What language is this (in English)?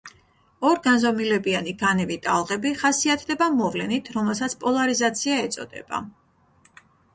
Georgian